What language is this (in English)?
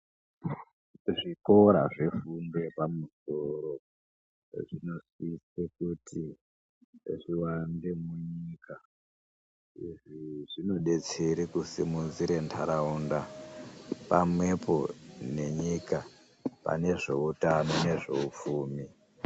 Ndau